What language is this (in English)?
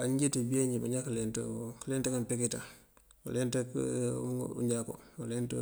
Mandjak